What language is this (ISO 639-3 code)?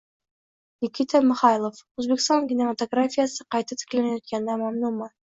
uzb